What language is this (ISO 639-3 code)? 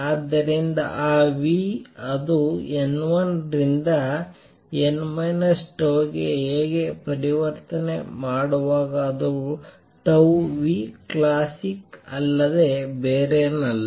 kan